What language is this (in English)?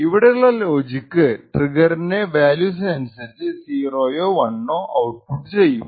Malayalam